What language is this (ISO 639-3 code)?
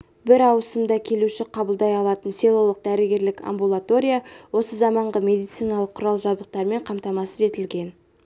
kaz